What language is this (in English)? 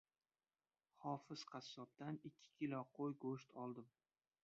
Uzbek